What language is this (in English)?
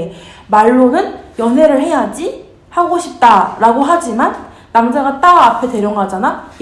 Korean